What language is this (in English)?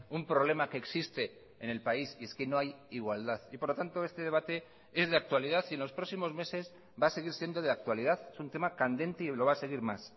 Spanish